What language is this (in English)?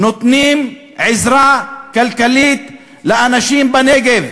Hebrew